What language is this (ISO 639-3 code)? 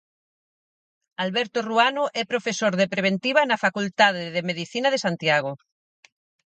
glg